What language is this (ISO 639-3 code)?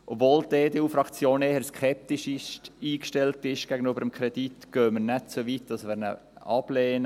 gsw